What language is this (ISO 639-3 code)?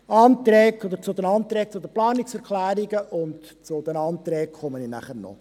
gsw